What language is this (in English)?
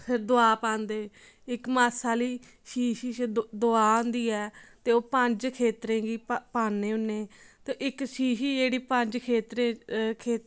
Dogri